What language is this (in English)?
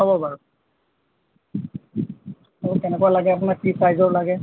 Assamese